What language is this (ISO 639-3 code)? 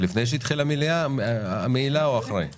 heb